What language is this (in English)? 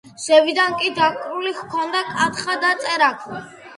Georgian